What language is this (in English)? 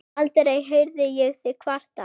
Icelandic